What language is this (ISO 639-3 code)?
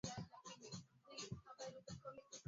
swa